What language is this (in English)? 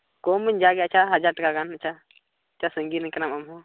Santali